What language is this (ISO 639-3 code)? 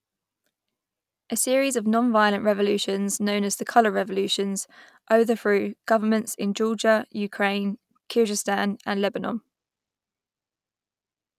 eng